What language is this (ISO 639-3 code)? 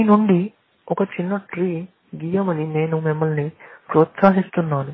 tel